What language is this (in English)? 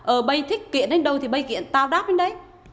Vietnamese